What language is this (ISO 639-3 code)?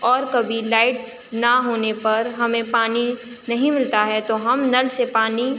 urd